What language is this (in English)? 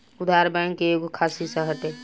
Bhojpuri